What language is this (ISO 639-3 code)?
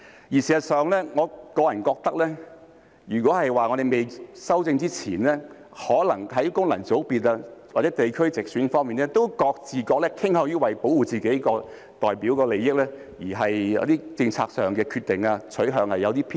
yue